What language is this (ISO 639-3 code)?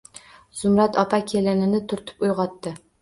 uzb